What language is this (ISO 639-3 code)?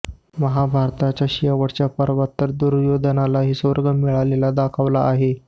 mar